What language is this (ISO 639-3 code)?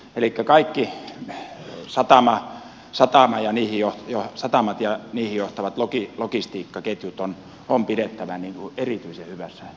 fin